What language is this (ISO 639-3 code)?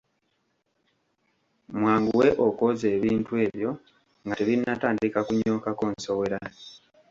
lug